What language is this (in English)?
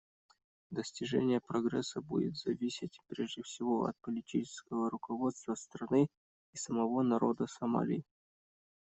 Russian